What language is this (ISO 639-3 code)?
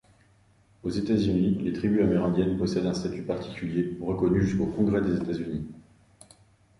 fra